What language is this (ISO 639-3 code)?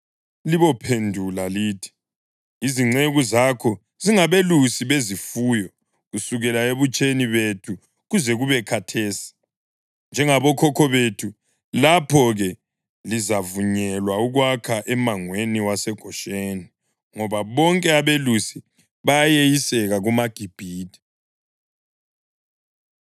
nde